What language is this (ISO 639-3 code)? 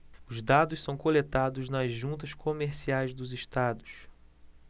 por